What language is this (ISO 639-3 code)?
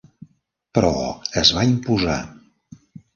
cat